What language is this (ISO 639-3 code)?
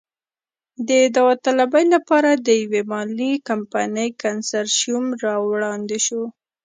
pus